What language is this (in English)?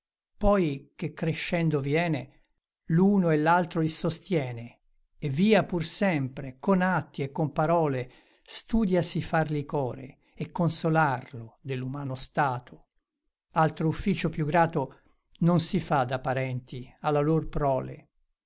Italian